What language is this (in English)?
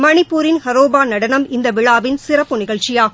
Tamil